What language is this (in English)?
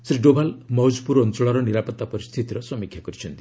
Odia